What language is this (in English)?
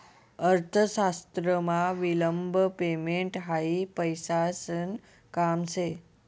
Marathi